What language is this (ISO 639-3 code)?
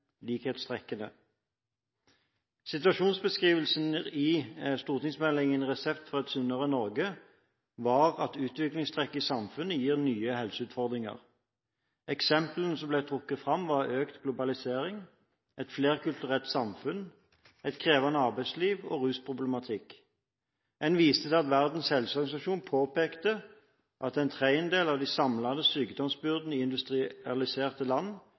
nob